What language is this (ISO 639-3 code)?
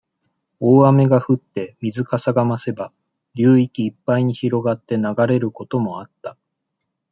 jpn